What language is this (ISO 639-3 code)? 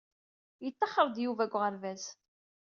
kab